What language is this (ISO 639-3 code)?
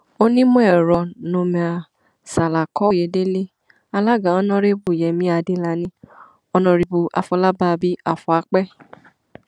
yor